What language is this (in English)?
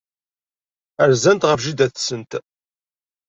Kabyle